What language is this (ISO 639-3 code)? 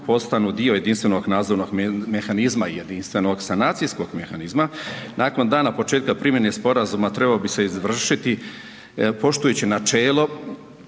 hrv